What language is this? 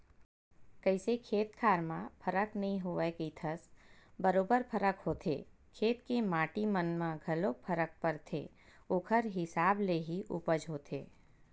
Chhattisgarhi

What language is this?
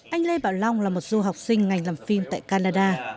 Vietnamese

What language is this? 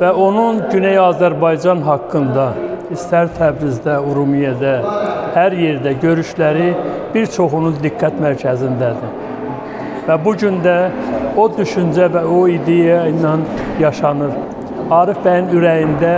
Turkish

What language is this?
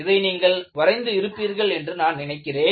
Tamil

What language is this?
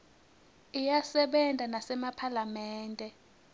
Swati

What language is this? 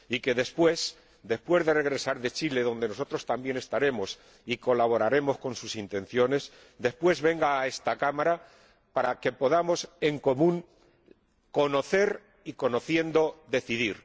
Spanish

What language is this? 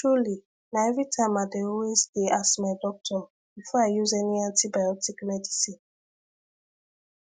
Nigerian Pidgin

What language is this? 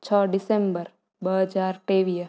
Sindhi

